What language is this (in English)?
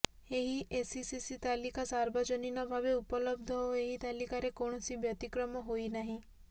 Odia